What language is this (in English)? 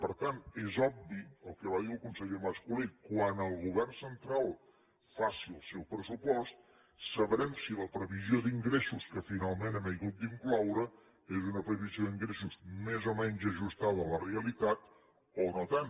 Catalan